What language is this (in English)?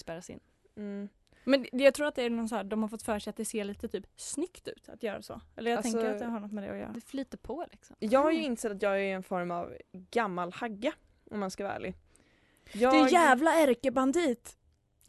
Swedish